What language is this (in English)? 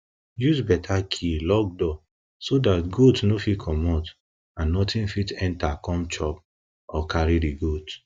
Nigerian Pidgin